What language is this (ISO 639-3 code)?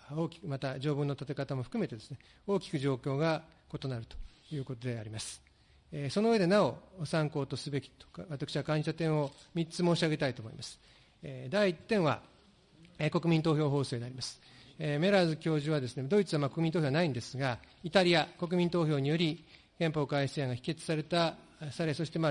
jpn